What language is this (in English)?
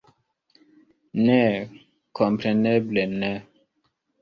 Esperanto